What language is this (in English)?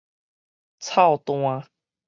Min Nan Chinese